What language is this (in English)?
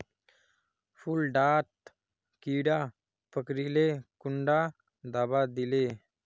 Magahi